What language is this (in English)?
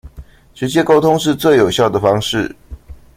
Chinese